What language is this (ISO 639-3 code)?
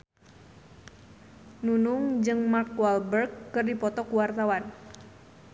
sun